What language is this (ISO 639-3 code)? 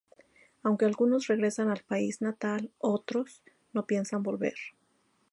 spa